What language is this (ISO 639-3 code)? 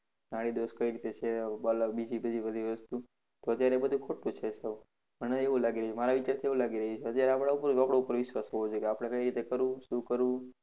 guj